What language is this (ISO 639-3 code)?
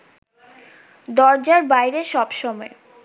ben